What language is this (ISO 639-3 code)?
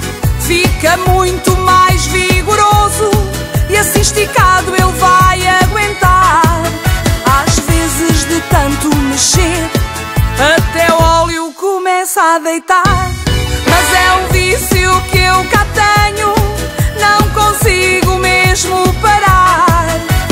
por